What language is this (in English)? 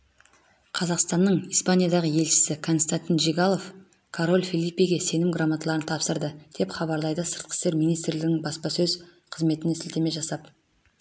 Kazakh